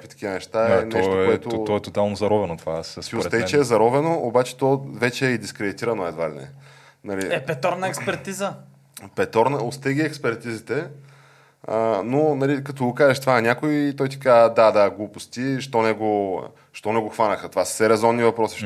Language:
Bulgarian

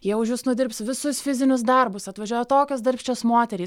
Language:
Lithuanian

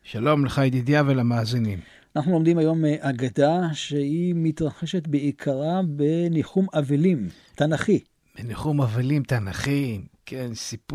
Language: Hebrew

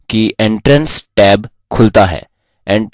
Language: Hindi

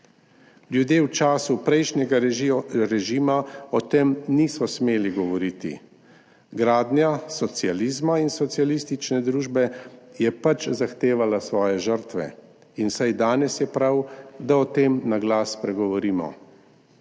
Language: Slovenian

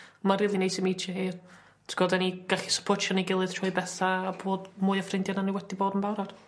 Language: Welsh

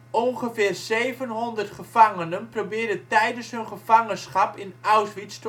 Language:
Dutch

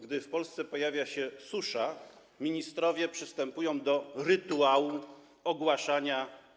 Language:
Polish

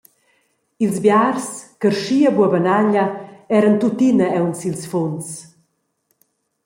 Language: Romansh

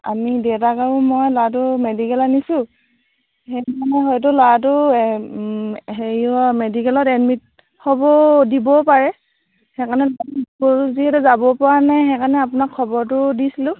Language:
Assamese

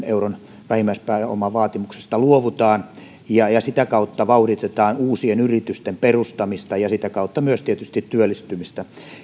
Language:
Finnish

